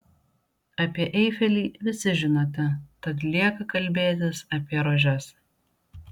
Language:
Lithuanian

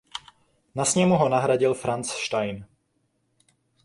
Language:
Czech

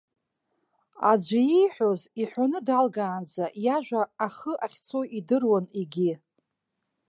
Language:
Abkhazian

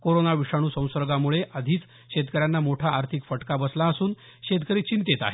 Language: Marathi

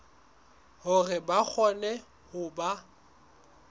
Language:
Southern Sotho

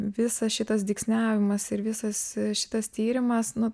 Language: Lithuanian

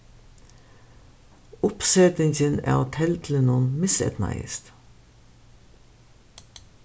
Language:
Faroese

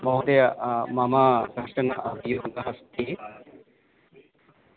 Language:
Sanskrit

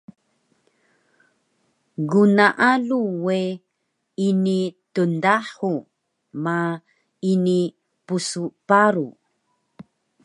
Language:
Taroko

